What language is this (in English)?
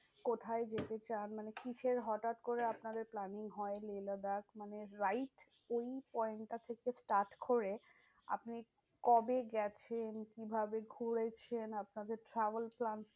Bangla